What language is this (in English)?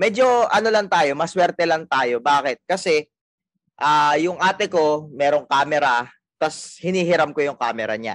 Filipino